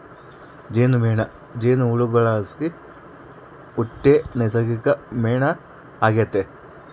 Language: Kannada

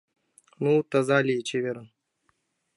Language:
Mari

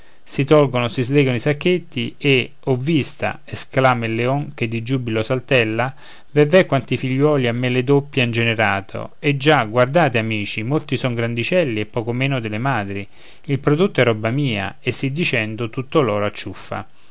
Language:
Italian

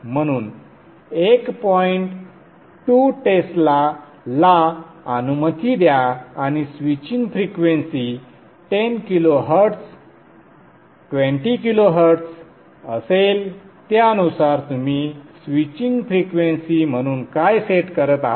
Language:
Marathi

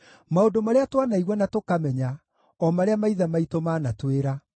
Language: Kikuyu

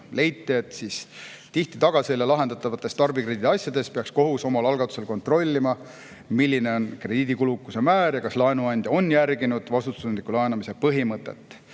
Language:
Estonian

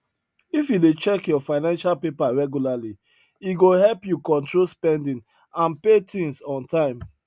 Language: Nigerian Pidgin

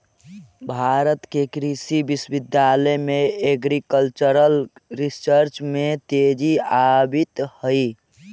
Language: Magahi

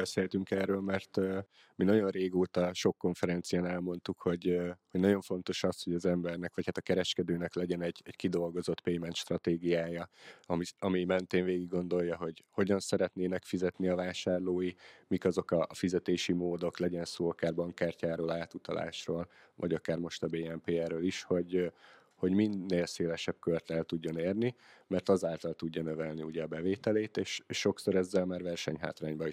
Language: Hungarian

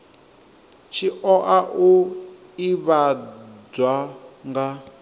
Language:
Venda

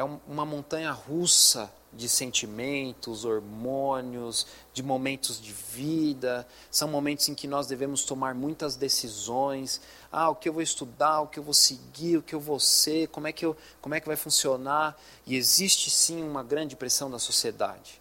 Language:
Portuguese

